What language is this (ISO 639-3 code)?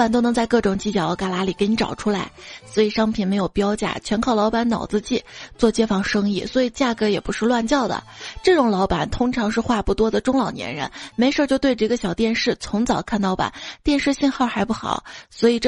zho